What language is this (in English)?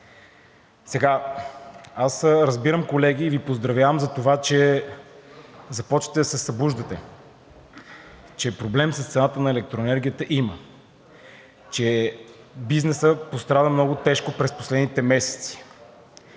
Bulgarian